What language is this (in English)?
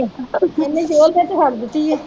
Punjabi